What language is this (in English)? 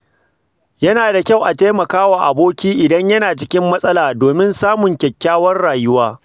Hausa